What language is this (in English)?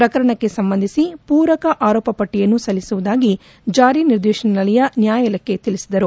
Kannada